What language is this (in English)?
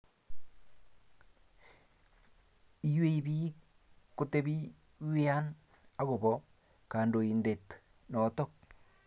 Kalenjin